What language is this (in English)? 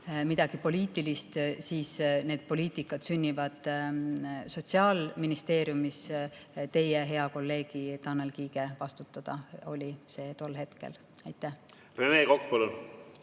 Estonian